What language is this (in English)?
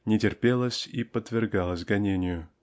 Russian